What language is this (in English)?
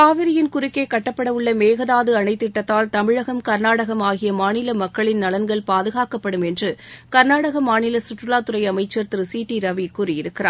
Tamil